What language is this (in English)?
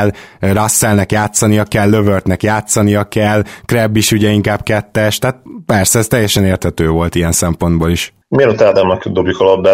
Hungarian